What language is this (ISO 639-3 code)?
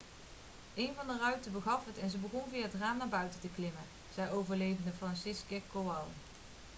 nld